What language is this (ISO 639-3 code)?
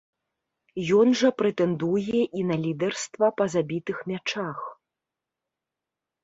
bel